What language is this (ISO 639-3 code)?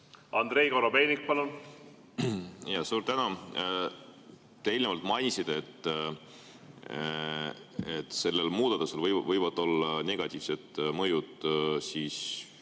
est